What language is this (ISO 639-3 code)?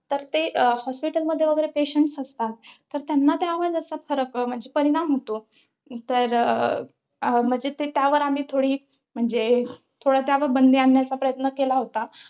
mar